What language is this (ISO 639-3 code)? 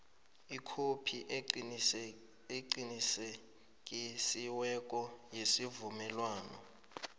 nbl